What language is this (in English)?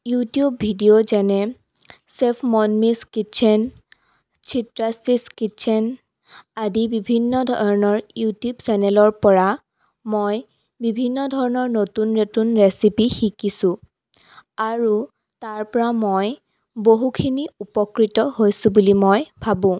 Assamese